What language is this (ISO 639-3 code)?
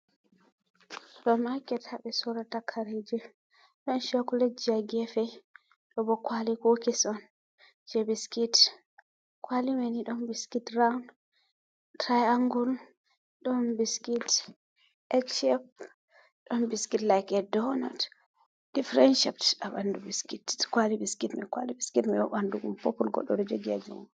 ful